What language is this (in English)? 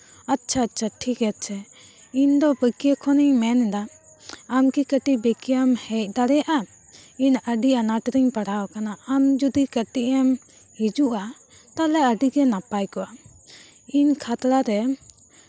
Santali